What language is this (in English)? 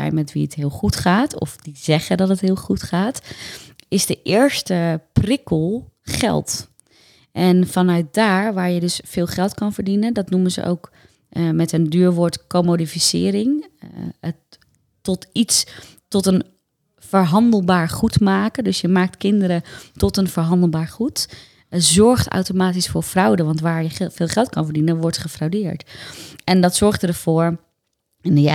Dutch